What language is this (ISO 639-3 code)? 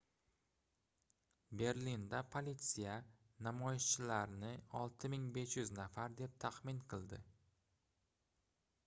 uzb